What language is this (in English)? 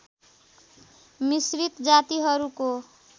Nepali